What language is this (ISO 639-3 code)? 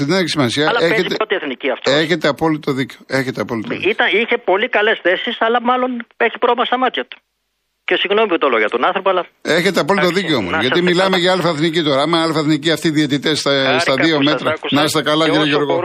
ell